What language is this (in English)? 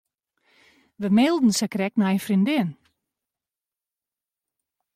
Western Frisian